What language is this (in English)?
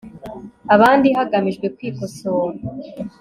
Kinyarwanda